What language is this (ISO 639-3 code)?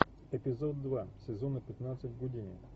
rus